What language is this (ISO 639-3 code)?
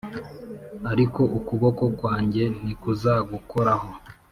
kin